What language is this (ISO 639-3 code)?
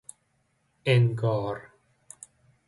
fas